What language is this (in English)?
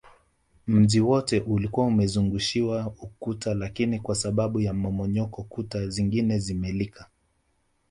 Swahili